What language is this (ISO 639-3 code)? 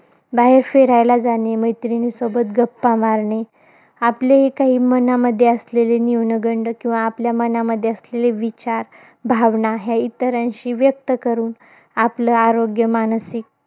mar